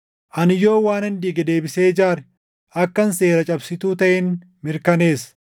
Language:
Oromo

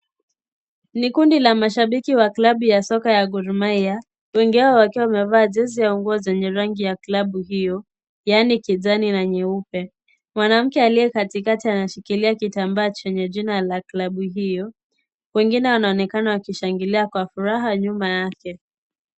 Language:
Swahili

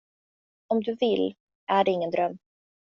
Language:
Swedish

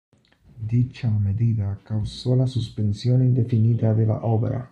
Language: Spanish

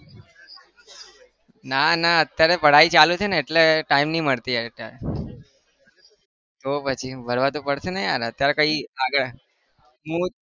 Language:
Gujarati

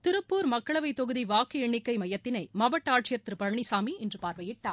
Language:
Tamil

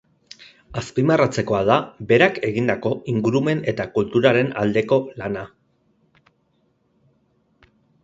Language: Basque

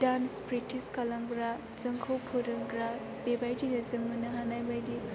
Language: Bodo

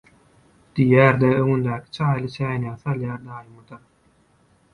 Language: Turkmen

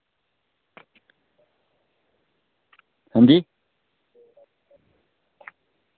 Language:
Dogri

